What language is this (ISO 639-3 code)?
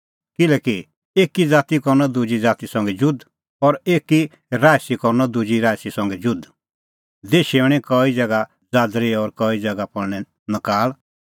kfx